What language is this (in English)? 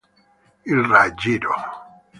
Italian